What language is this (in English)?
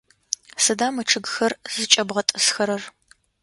Adyghe